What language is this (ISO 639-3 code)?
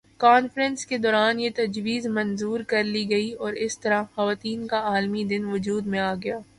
urd